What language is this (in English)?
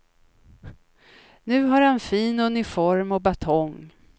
Swedish